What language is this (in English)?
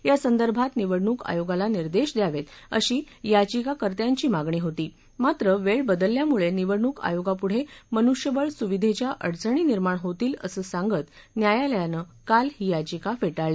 Marathi